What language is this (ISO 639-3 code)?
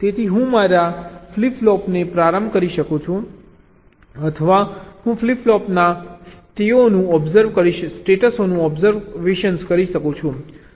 guj